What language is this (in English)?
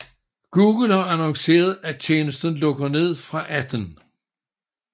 Danish